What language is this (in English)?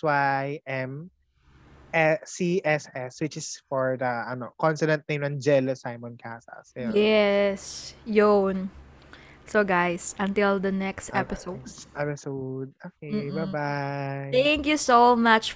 Filipino